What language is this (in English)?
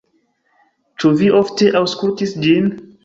Esperanto